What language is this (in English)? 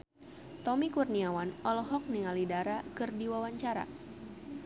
Sundanese